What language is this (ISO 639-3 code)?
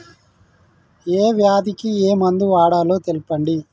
tel